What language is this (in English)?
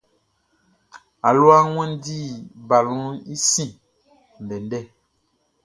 Baoulé